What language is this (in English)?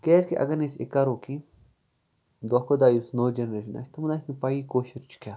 Kashmiri